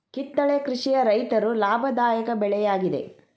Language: Kannada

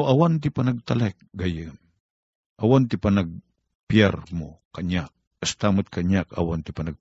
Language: Filipino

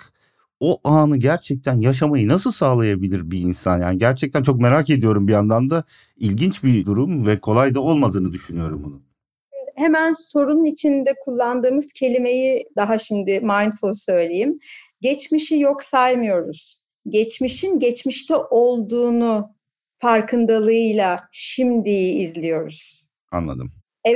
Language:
Turkish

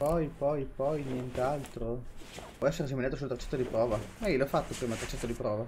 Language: Italian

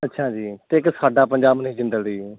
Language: Punjabi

